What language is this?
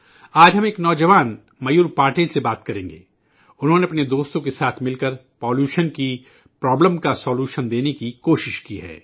Urdu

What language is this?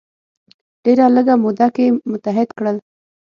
Pashto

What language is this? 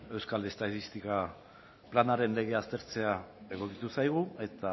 Basque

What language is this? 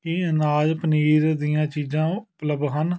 Punjabi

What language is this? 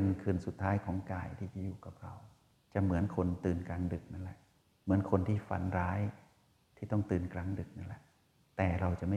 Thai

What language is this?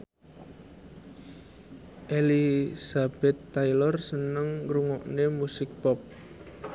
Javanese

